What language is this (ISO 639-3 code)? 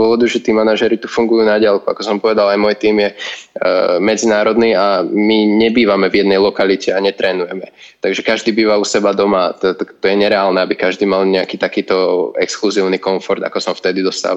slk